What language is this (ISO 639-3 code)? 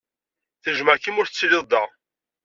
kab